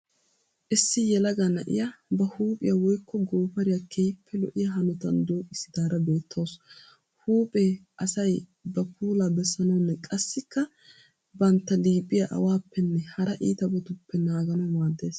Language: Wolaytta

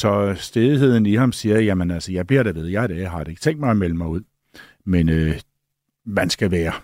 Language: Danish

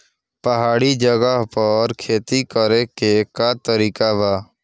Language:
Bhojpuri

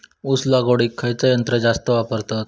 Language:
Marathi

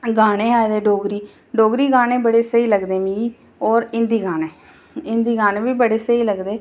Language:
Dogri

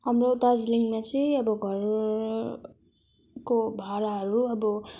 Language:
Nepali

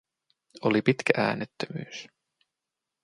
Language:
Finnish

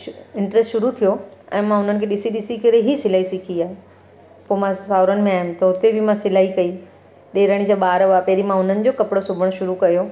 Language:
Sindhi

